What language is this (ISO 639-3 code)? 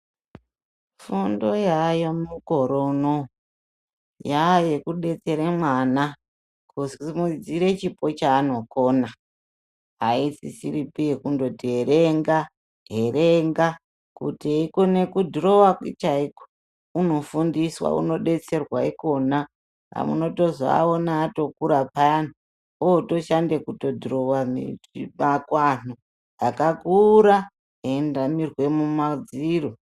ndc